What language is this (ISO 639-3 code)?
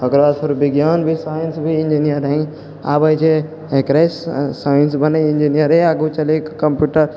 mai